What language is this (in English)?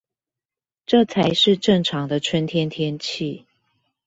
Chinese